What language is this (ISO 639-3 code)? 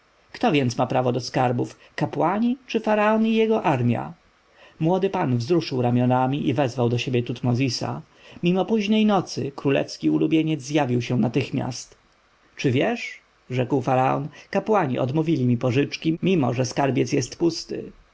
pol